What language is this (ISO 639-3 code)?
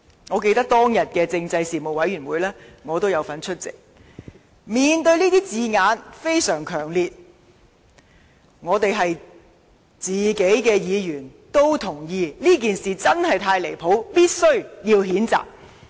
yue